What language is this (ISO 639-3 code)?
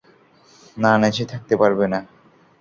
ben